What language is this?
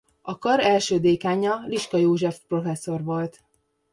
Hungarian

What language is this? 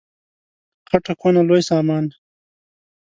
Pashto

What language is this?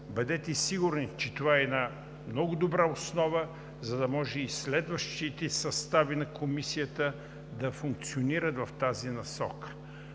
Bulgarian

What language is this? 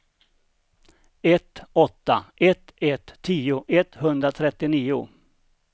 Swedish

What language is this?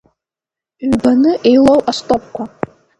Abkhazian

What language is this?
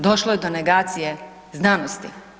Croatian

